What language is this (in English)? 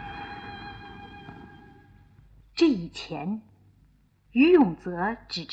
Chinese